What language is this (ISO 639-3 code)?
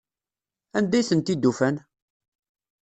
kab